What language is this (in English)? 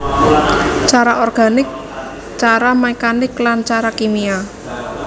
Javanese